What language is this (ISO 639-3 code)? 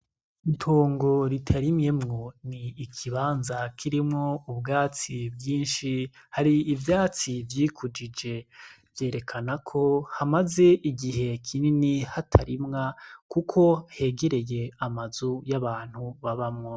run